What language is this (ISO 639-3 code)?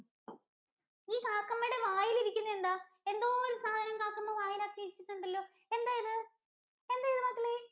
mal